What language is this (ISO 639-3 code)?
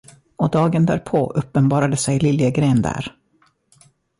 swe